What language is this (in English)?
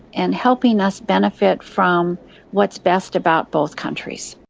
English